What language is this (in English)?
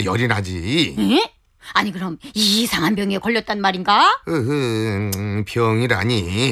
Korean